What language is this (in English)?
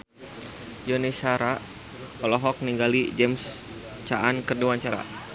Sundanese